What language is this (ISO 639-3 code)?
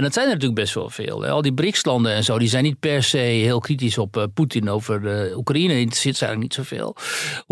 nld